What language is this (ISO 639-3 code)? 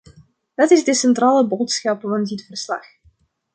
nld